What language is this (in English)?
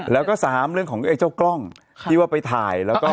Thai